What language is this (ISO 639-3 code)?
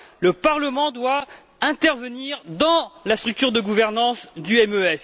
fra